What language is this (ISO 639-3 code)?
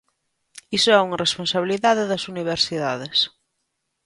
glg